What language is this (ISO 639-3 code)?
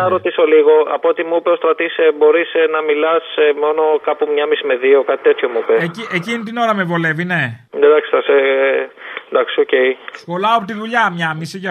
ell